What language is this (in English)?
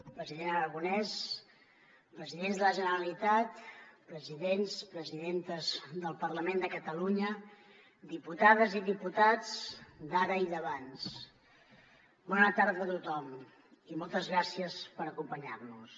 Catalan